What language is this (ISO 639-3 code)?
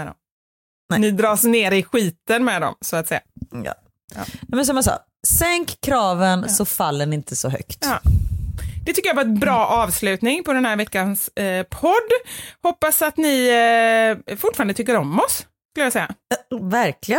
swe